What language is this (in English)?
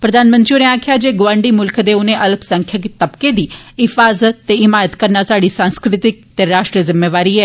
Dogri